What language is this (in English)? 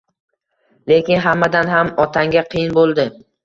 Uzbek